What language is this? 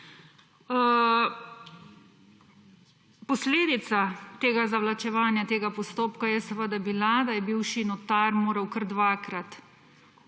Slovenian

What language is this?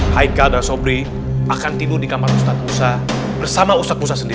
Indonesian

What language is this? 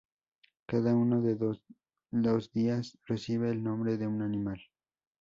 Spanish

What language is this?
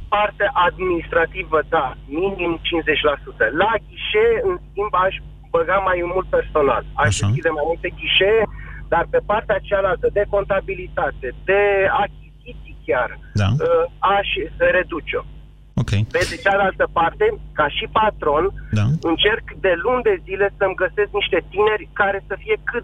Romanian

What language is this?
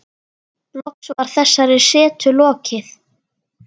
Icelandic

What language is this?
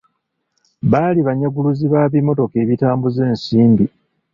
Ganda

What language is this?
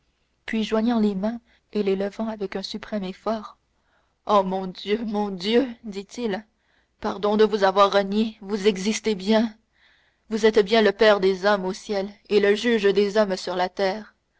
French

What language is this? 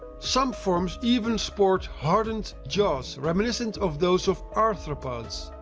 English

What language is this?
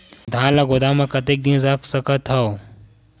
Chhattisgarhi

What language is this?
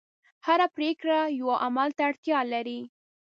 Pashto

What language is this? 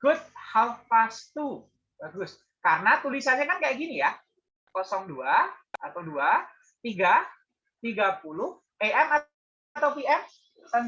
Indonesian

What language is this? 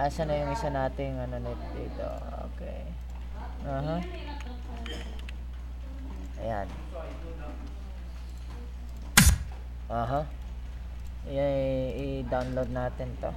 Filipino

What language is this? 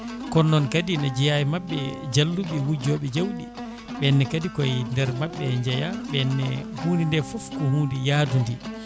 Fula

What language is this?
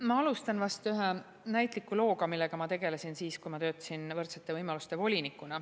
Estonian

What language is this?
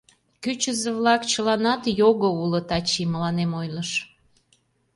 Mari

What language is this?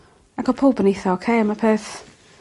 Welsh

